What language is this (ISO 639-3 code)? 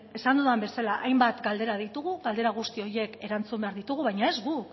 eus